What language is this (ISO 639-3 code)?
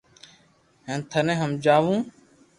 lrk